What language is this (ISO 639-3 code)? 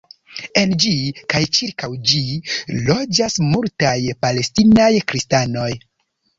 epo